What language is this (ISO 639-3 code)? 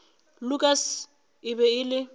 nso